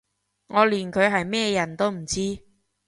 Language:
Cantonese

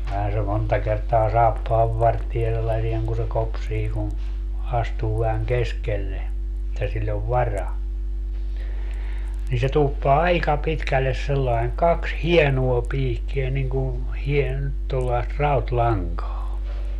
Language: Finnish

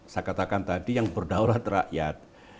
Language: Indonesian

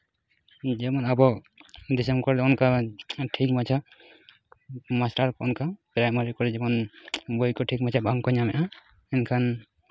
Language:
Santali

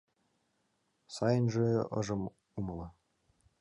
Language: Mari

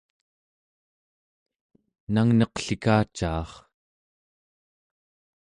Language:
Central Yupik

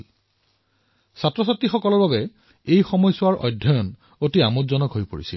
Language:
Assamese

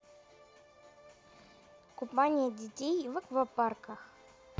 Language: Russian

